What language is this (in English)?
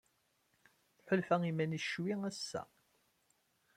Kabyle